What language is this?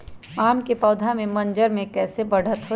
Magahi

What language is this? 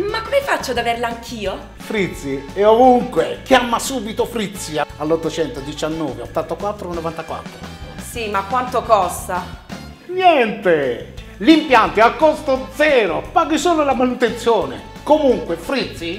Italian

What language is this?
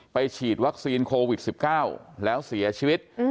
Thai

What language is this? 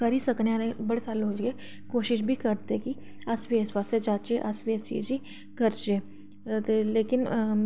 Dogri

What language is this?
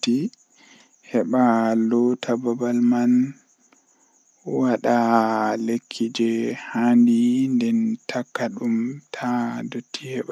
Western Niger Fulfulde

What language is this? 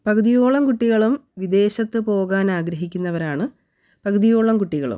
Malayalam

